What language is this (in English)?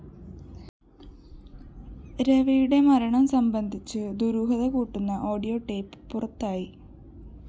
Malayalam